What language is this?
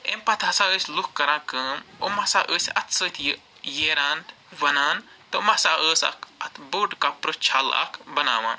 Kashmiri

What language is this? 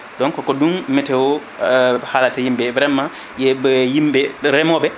Fula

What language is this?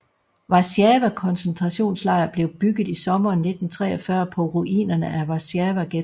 Danish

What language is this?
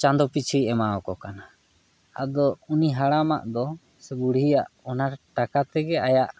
Santali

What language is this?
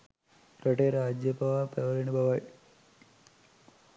Sinhala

